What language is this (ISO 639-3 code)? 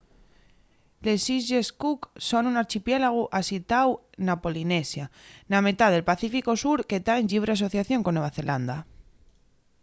ast